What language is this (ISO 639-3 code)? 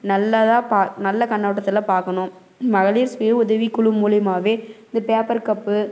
tam